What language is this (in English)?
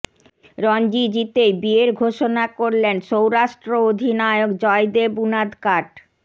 Bangla